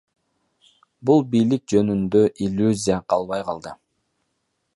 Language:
Kyrgyz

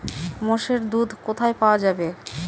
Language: Bangla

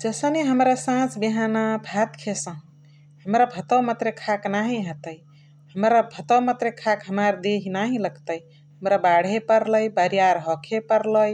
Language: Chitwania Tharu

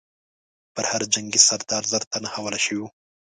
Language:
Pashto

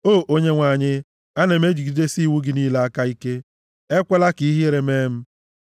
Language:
Igbo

